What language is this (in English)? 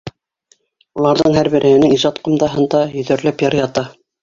Bashkir